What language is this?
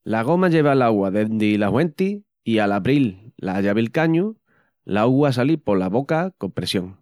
Extremaduran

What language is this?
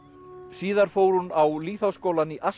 Icelandic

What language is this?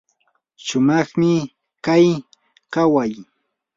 Yanahuanca Pasco Quechua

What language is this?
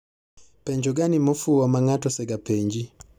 Luo (Kenya and Tanzania)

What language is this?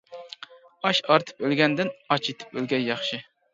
Uyghur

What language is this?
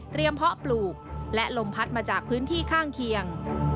Thai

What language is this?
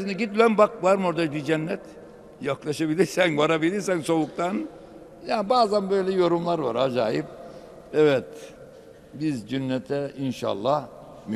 Turkish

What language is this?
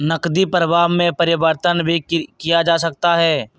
Magahi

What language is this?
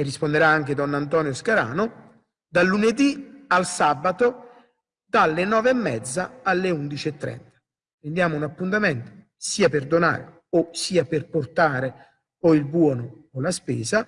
Italian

